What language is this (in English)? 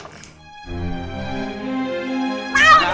Indonesian